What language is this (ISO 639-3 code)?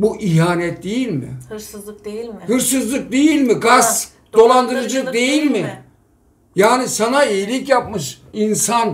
tur